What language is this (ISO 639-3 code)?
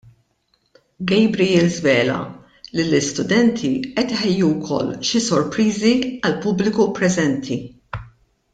mlt